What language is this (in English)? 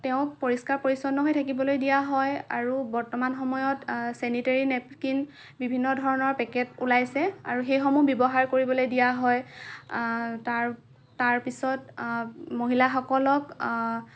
Assamese